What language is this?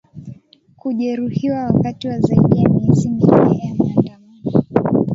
Swahili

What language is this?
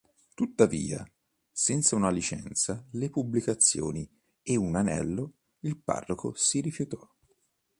Italian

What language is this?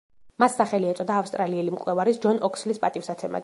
Georgian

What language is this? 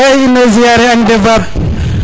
Serer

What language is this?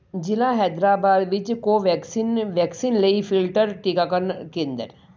Punjabi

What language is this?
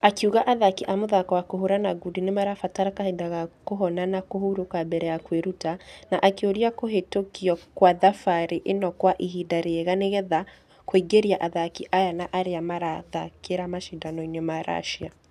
Kikuyu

